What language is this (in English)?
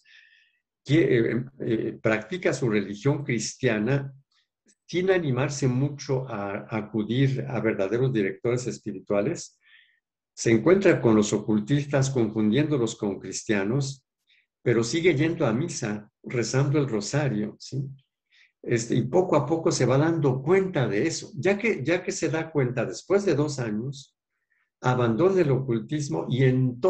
Spanish